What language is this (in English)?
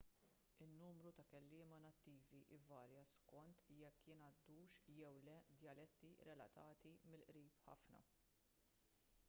Maltese